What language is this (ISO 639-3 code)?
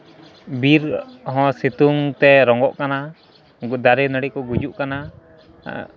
sat